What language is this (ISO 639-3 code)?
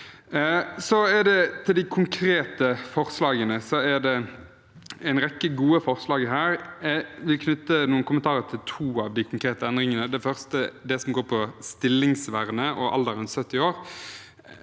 nor